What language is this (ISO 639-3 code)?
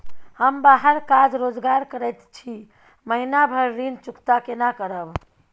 mai